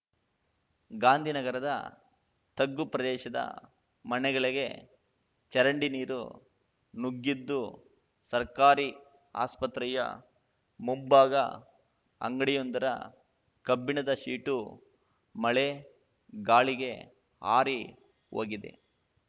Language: Kannada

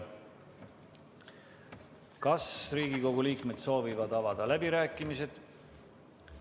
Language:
Estonian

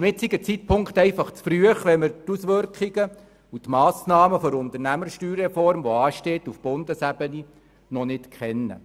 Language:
Swiss German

